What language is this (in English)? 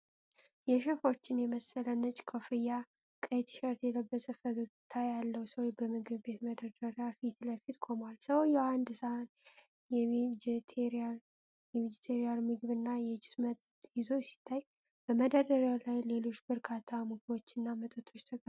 Amharic